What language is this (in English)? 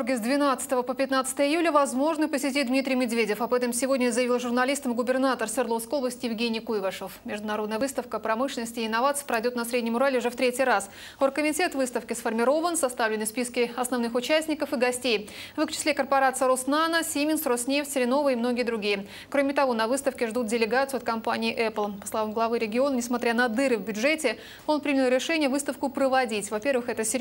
Russian